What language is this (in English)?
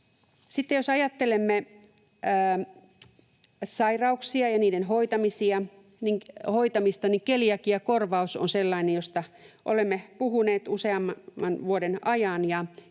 Finnish